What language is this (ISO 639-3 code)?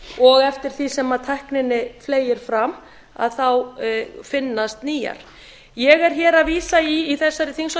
isl